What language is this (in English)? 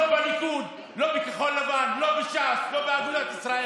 Hebrew